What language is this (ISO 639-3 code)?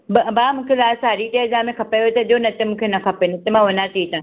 snd